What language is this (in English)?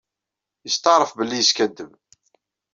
Kabyle